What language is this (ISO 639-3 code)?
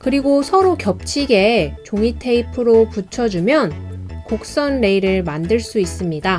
kor